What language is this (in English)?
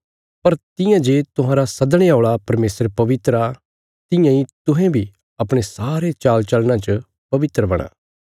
Bilaspuri